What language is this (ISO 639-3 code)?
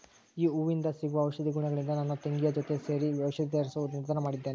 kan